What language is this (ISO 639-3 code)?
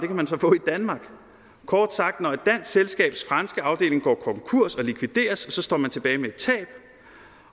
dan